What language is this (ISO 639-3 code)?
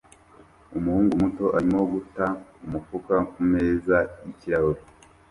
kin